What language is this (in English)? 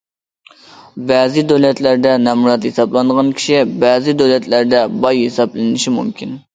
Uyghur